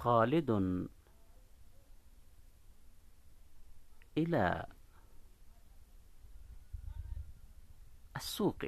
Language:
Urdu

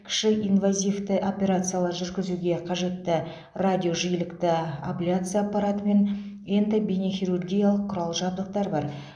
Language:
Kazakh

